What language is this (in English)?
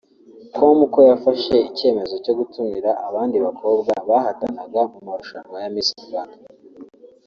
Kinyarwanda